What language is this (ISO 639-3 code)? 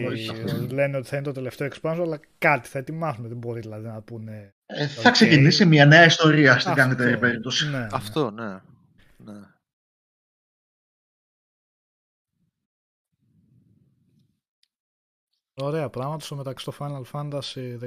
ell